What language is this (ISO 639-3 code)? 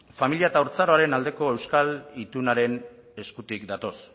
eus